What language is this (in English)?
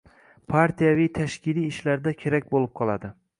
Uzbek